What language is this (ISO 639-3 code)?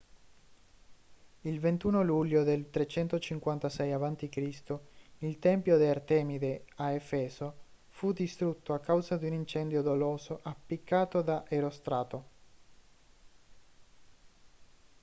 ita